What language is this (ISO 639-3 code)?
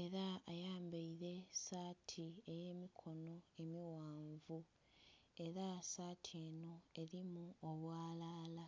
xog